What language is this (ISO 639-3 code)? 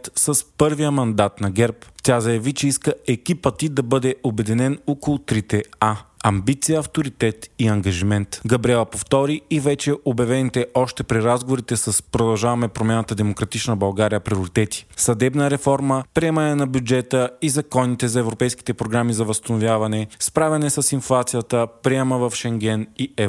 bul